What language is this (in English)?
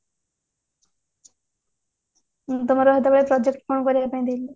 Odia